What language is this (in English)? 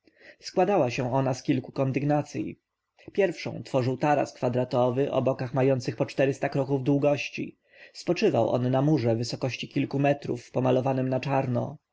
Polish